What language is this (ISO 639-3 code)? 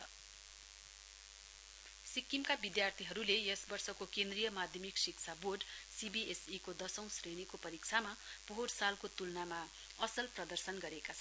nep